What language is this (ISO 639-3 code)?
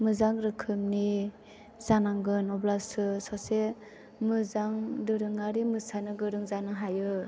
brx